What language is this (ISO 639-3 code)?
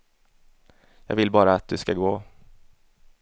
swe